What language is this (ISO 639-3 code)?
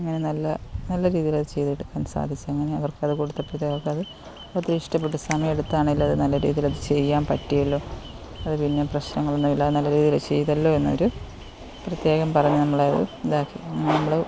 mal